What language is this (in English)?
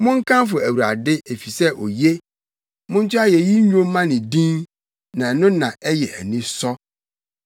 Akan